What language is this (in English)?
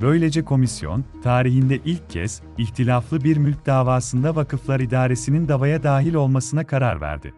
Turkish